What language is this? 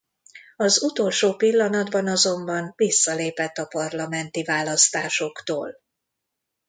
Hungarian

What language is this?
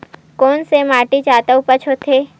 Chhattisgarhi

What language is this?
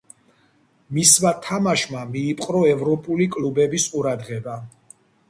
Georgian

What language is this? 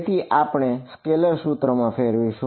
Gujarati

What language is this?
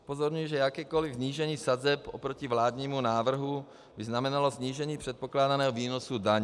Czech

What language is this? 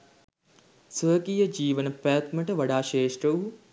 Sinhala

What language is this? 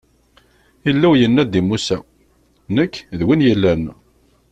Kabyle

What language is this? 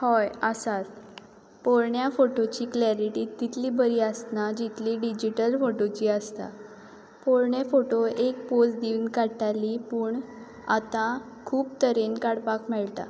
Konkani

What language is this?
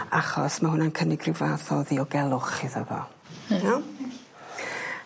Welsh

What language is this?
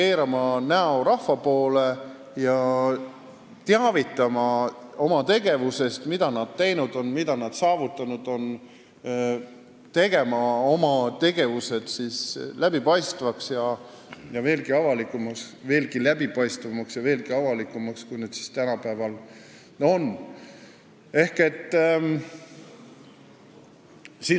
Estonian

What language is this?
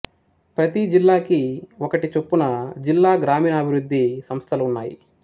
Telugu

